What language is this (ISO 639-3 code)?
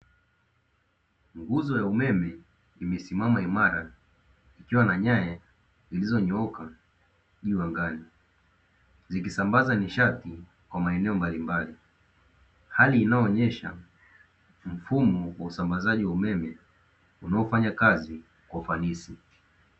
swa